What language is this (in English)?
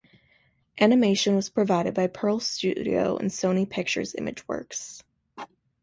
English